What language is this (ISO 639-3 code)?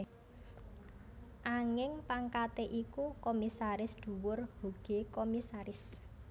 jav